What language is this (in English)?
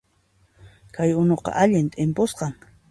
Puno Quechua